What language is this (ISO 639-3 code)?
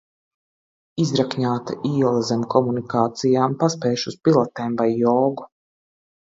lav